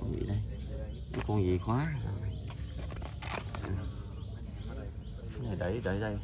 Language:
Vietnamese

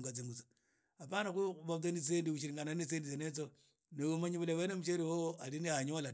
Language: Idakho-Isukha-Tiriki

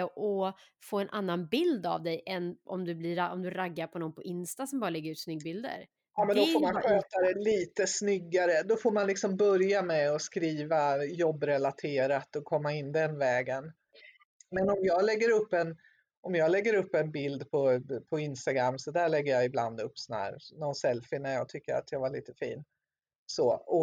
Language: Swedish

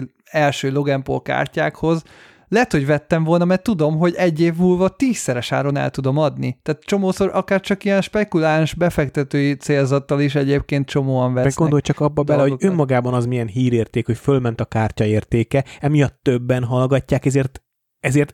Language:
Hungarian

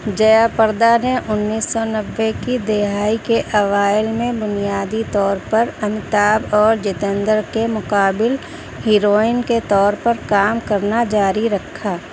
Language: Urdu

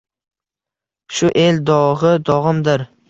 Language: Uzbek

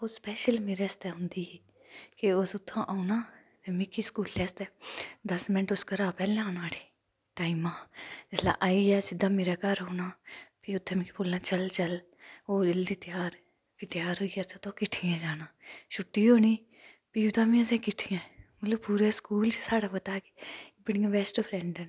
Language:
Dogri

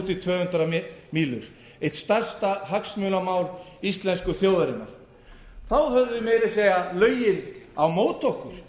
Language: Icelandic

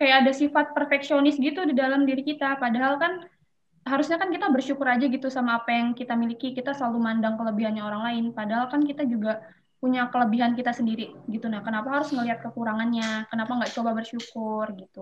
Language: Indonesian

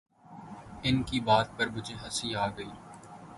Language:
Urdu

